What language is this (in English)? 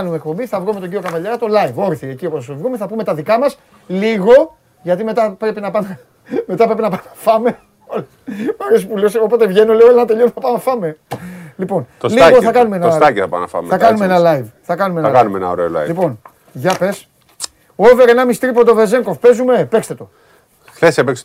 Greek